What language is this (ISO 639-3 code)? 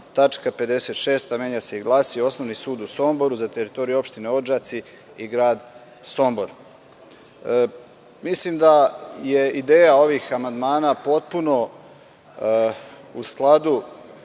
srp